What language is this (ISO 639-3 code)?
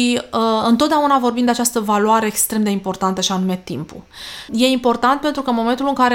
ron